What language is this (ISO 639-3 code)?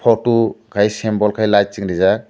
trp